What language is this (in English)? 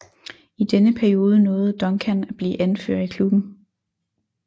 Danish